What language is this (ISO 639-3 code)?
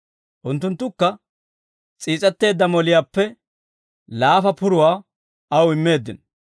dwr